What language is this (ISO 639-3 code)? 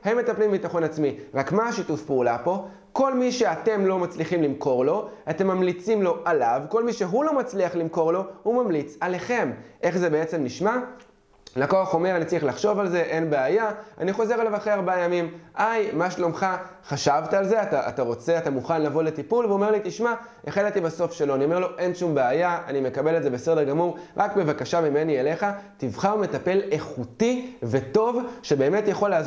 heb